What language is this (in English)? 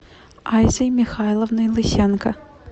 Russian